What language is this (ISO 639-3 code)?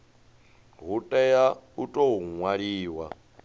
ven